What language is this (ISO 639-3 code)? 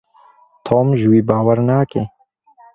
kur